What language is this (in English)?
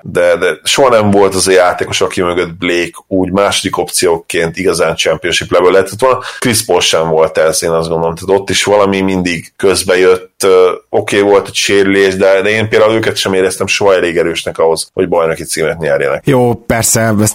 Hungarian